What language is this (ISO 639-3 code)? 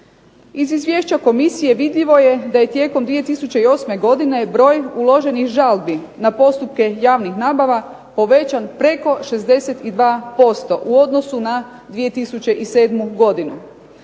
hrv